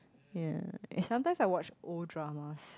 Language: English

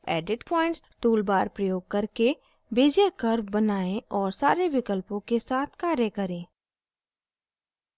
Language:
Hindi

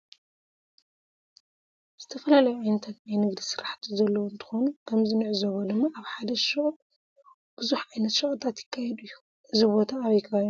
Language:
Tigrinya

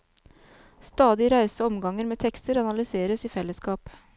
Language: Norwegian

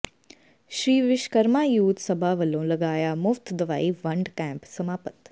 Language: Punjabi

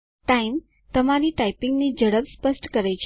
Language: Gujarati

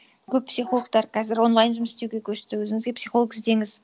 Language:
Kazakh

